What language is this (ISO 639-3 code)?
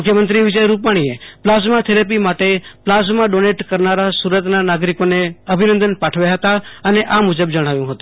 guj